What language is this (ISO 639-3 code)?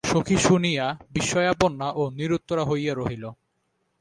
ben